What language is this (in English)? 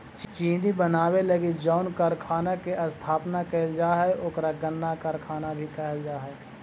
Magahi